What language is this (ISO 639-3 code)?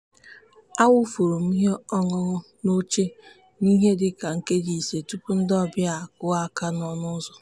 ibo